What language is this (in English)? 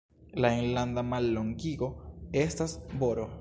Esperanto